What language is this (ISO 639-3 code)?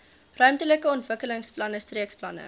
afr